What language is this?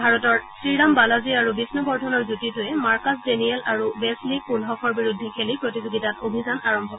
Assamese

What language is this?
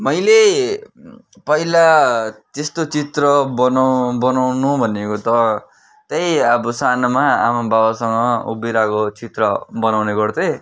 Nepali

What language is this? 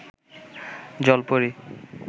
Bangla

